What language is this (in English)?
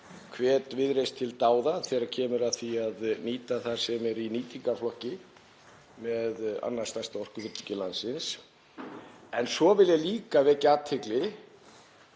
Icelandic